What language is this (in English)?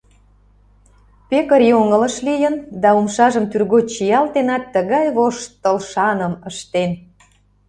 Mari